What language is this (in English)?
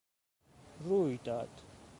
Persian